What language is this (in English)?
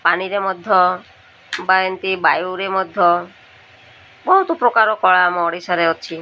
Odia